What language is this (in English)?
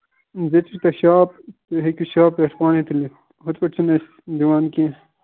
Kashmiri